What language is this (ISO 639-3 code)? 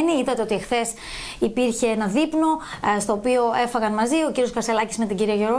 ell